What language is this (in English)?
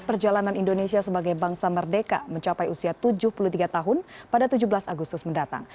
Indonesian